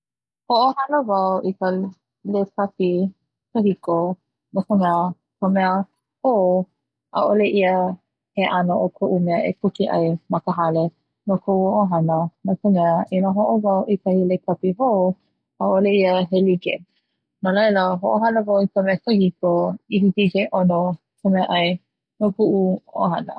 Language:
Hawaiian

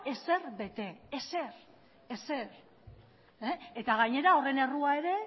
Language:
Basque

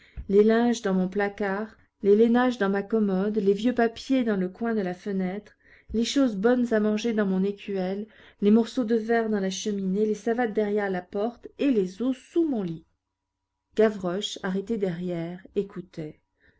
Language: French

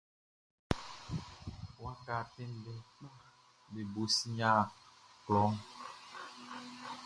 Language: Baoulé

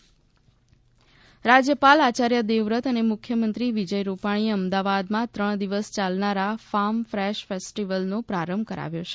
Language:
Gujarati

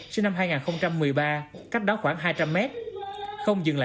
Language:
Vietnamese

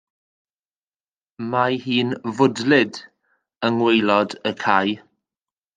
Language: Welsh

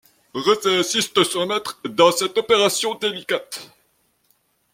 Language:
French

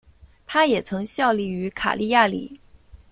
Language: Chinese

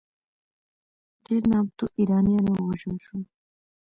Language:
Pashto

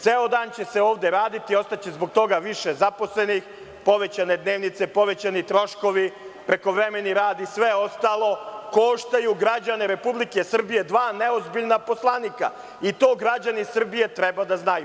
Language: Serbian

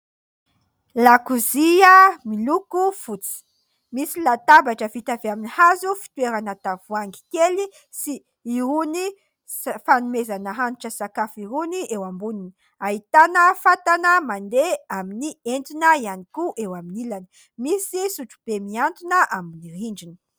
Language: Malagasy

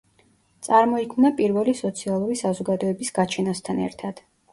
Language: Georgian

